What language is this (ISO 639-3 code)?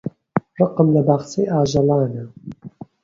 ckb